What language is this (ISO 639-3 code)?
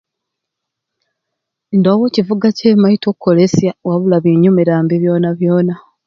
ruc